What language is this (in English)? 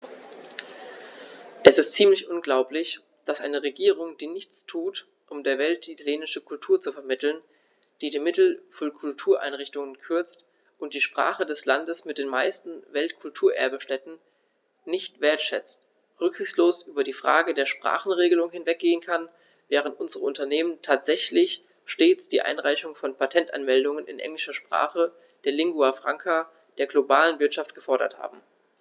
German